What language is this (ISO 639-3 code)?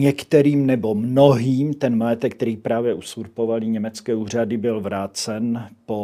ces